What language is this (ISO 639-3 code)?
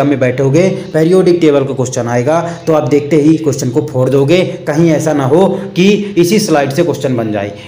hin